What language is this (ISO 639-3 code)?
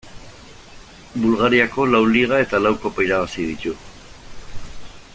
eus